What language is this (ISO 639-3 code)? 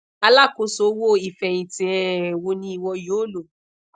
yor